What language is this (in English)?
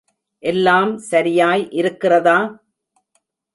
Tamil